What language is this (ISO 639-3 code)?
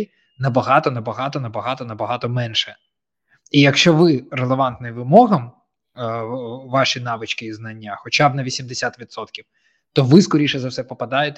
ukr